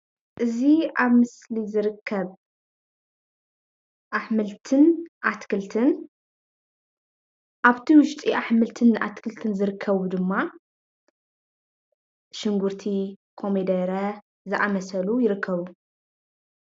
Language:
Tigrinya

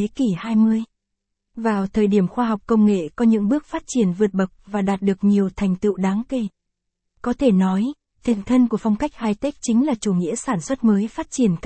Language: Vietnamese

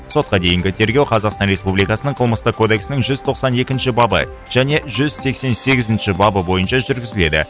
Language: Kazakh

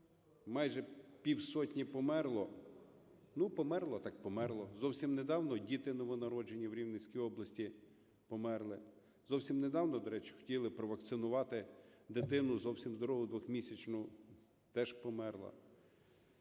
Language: Ukrainian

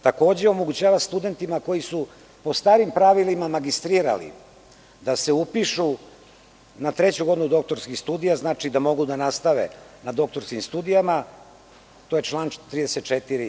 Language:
Serbian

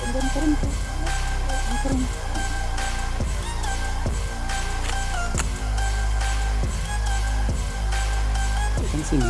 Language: Indonesian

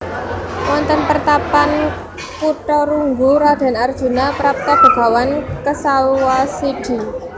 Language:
Javanese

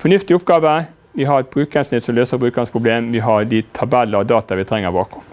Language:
Norwegian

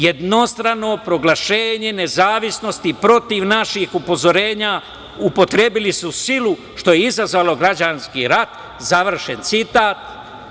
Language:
Serbian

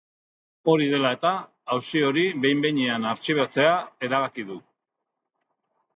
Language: Basque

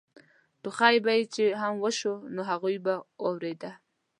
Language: Pashto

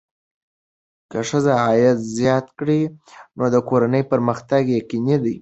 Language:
Pashto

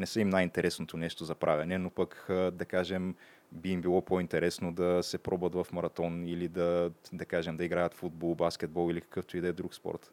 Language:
Bulgarian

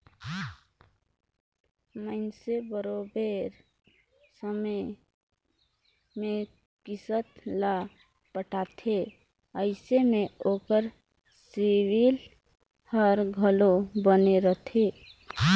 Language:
Chhattisgarhi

